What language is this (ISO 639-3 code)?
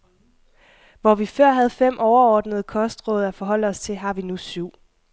dan